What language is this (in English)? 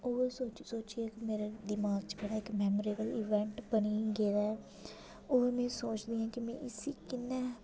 Dogri